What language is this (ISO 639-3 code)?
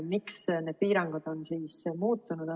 est